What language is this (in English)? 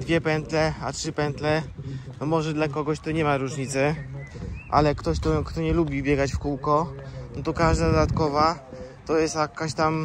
Polish